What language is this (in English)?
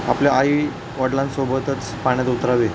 Marathi